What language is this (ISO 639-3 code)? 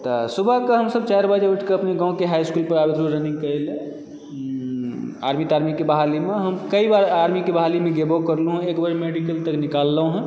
mai